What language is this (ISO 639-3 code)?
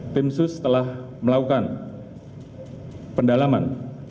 ind